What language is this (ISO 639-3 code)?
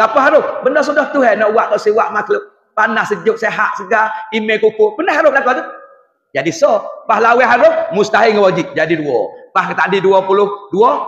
msa